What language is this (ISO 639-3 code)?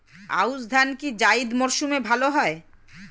ben